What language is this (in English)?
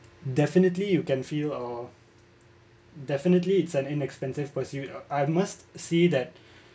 English